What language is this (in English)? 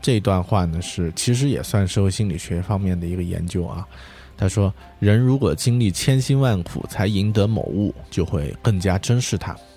Chinese